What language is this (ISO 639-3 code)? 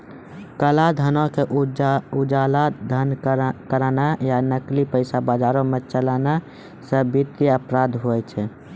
mai